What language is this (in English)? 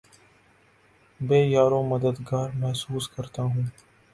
Urdu